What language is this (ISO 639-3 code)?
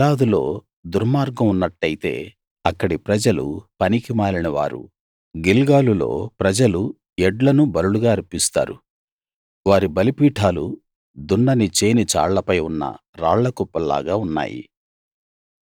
tel